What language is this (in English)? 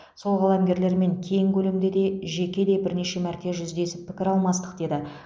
Kazakh